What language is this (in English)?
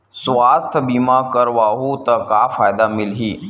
Chhattisgarhi